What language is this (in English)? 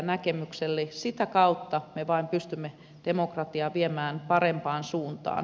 Finnish